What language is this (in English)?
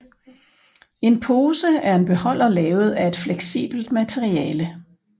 Danish